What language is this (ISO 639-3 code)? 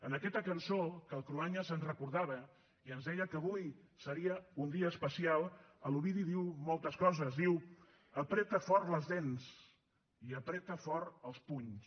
cat